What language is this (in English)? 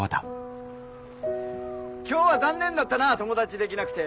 Japanese